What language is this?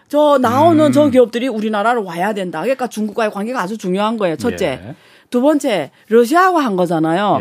Korean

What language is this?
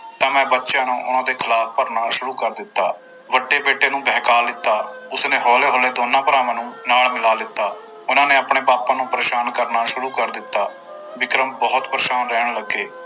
Punjabi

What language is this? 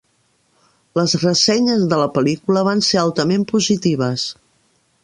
Catalan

